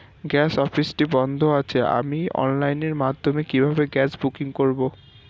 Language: Bangla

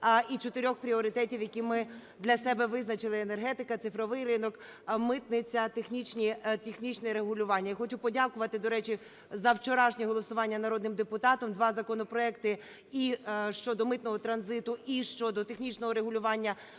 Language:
Ukrainian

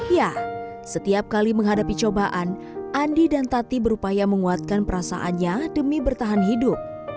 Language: Indonesian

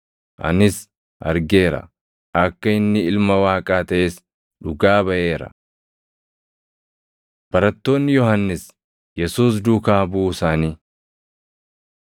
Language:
Oromo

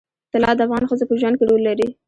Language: Pashto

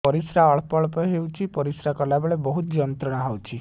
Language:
Odia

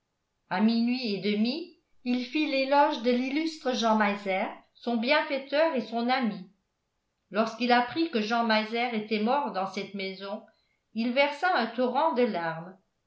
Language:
French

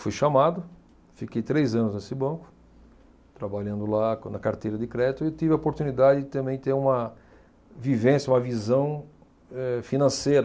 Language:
Portuguese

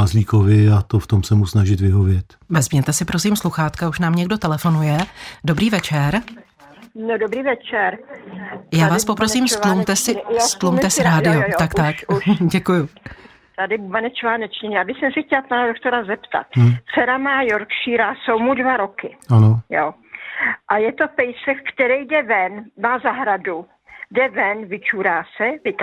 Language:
Czech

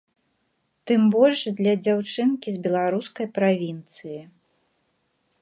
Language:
Belarusian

